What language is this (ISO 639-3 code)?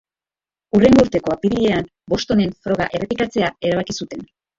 eus